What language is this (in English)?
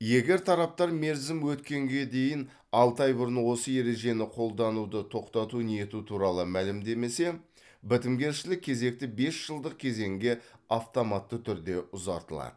Kazakh